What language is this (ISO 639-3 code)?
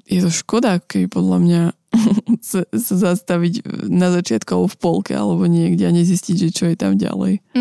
slk